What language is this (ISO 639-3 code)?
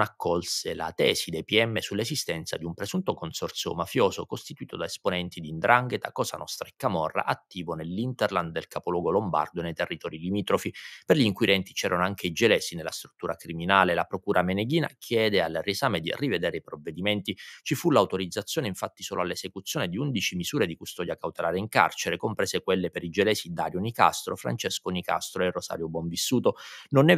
ita